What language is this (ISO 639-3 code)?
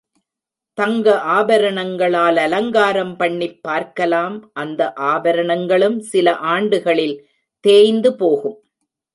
tam